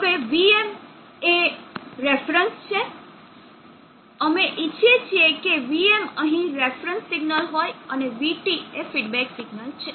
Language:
Gujarati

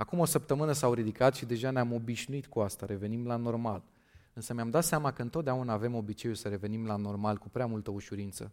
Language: Romanian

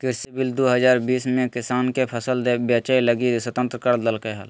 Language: Magahi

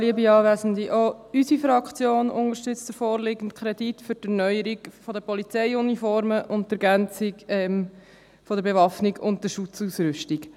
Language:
Swiss German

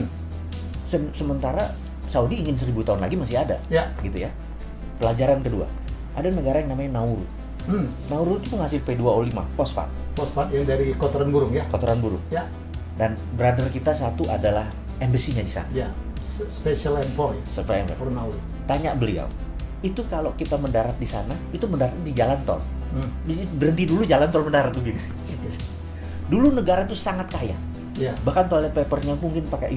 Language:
Indonesian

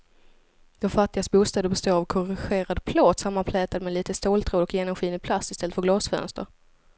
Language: Swedish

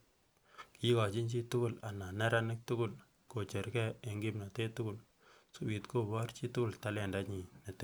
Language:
Kalenjin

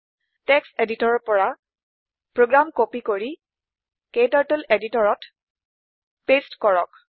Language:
Assamese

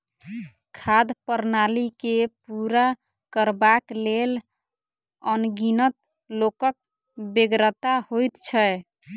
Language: Maithili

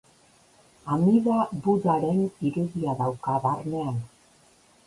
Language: Basque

